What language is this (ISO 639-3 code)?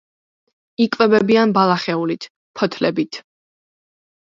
kat